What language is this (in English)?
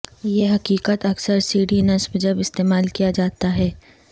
Urdu